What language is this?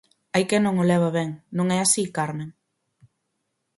Galician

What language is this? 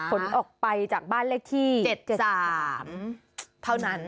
Thai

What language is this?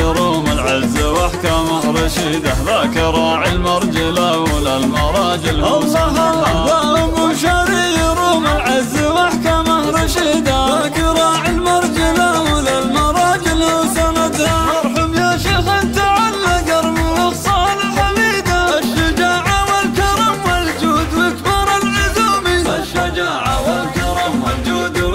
Arabic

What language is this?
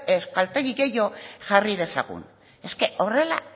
Basque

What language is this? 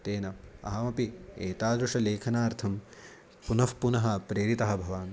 Sanskrit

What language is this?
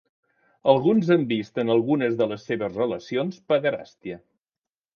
Catalan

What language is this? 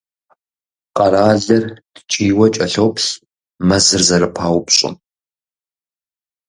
Kabardian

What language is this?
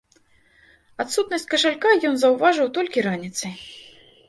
Belarusian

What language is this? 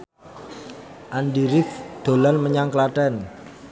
Javanese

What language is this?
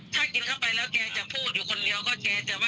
Thai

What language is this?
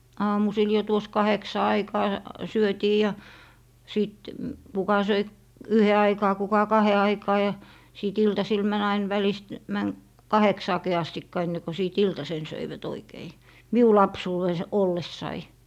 Finnish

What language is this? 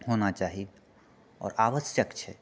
Maithili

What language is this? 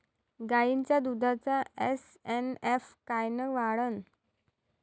Marathi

